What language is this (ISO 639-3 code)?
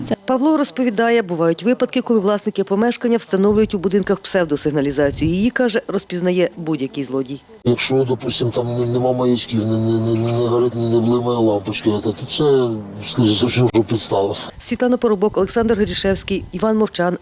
ukr